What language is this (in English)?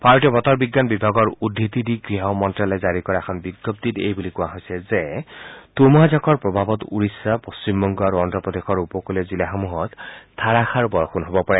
Assamese